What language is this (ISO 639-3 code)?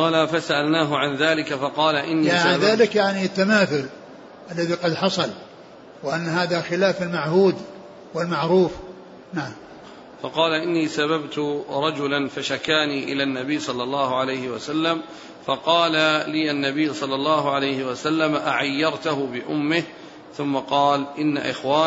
ara